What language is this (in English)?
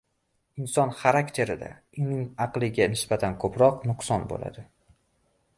Uzbek